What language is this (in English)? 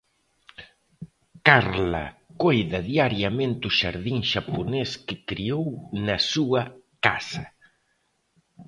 Galician